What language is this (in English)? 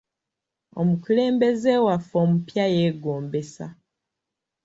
Ganda